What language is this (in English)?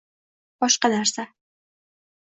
Uzbek